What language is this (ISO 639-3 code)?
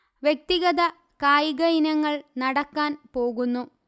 mal